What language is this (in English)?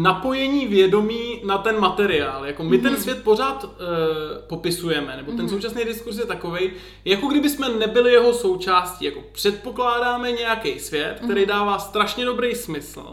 Czech